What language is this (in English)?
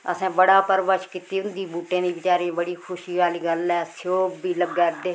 Dogri